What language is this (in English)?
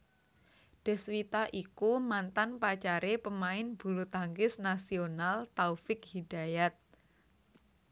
Javanese